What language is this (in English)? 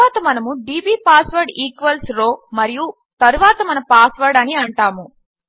Telugu